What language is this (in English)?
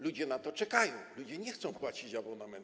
Polish